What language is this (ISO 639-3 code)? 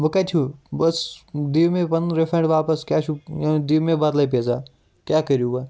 kas